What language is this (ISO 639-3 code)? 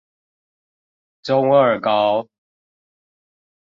zho